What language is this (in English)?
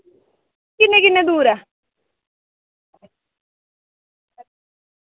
Dogri